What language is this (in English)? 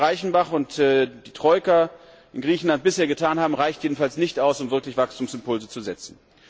German